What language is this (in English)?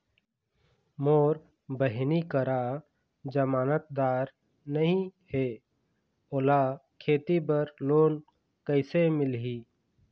Chhattisgarhi